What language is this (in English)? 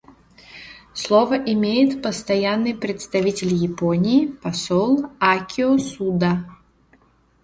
Russian